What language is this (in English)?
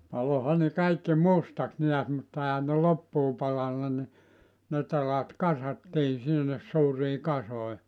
Finnish